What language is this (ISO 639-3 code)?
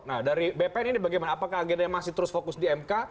ind